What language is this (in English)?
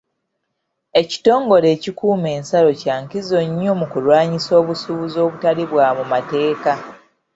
Ganda